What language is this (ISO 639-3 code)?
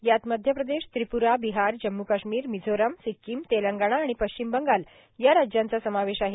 mar